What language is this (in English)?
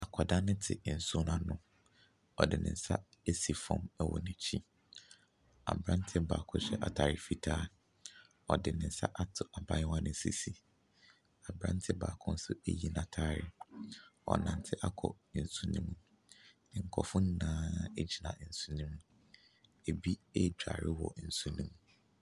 Akan